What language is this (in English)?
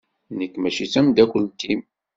Kabyle